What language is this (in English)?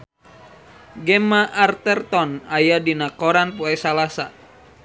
Sundanese